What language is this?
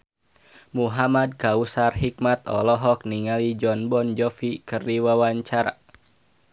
Sundanese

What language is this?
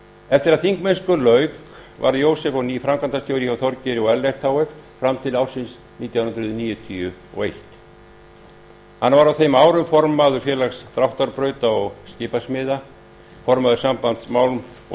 Icelandic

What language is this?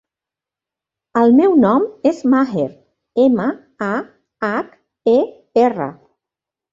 Catalan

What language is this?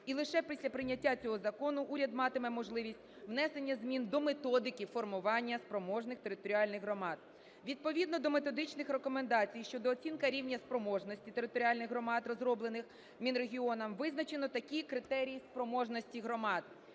Ukrainian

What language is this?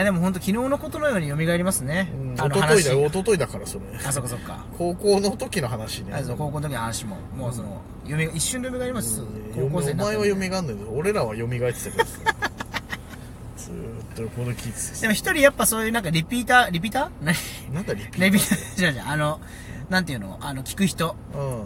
Japanese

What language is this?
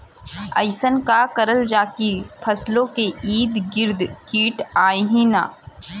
Bhojpuri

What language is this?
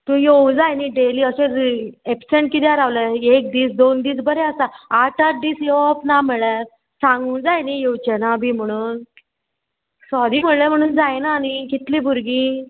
Konkani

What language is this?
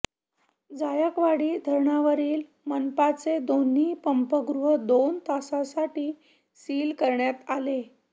Marathi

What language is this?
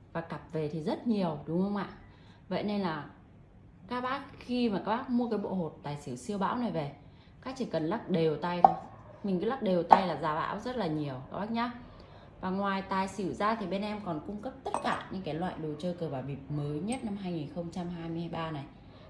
Vietnamese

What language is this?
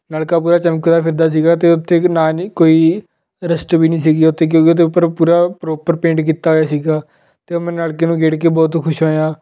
Punjabi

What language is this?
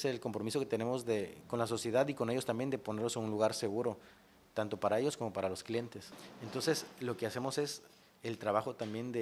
Spanish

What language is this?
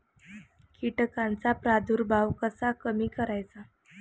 Marathi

